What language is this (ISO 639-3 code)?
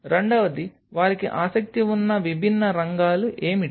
tel